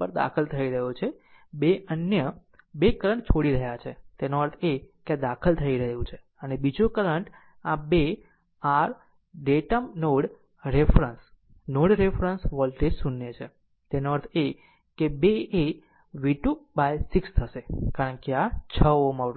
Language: Gujarati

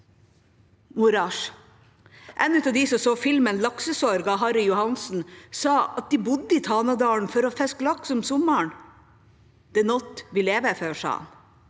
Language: Norwegian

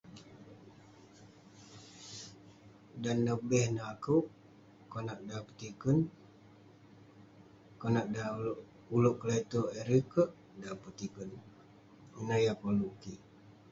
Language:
Western Penan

